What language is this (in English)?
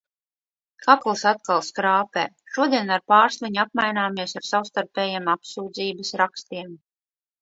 Latvian